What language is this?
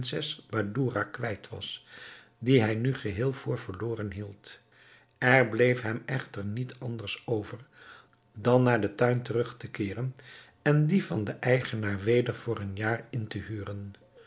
Dutch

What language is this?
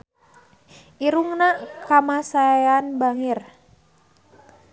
Sundanese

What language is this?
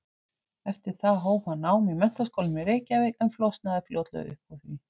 Icelandic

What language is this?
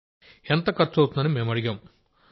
Telugu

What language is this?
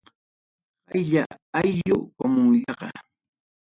Ayacucho Quechua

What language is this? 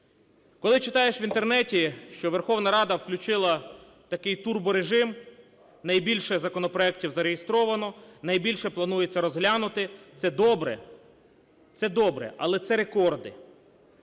Ukrainian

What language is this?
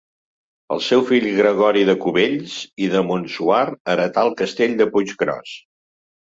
Catalan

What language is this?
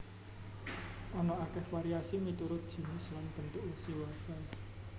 Javanese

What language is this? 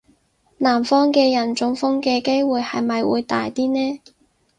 Cantonese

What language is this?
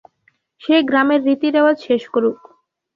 Bangla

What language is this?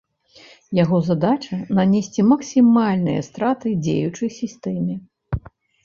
Belarusian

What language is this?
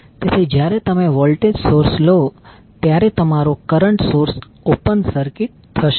Gujarati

